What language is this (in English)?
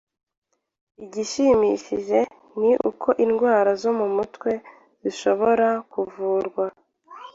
Kinyarwanda